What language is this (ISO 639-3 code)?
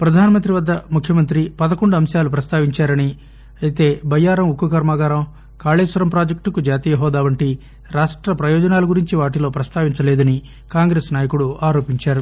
tel